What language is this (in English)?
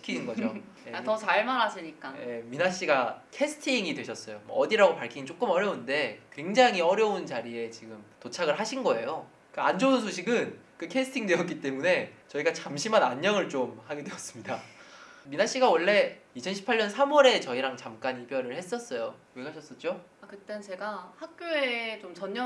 Korean